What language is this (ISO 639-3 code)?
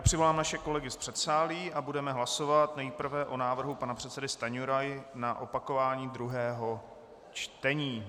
ces